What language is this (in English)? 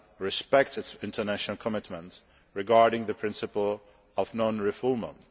English